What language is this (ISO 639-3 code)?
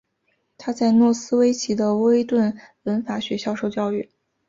zho